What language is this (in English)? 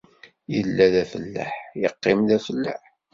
Kabyle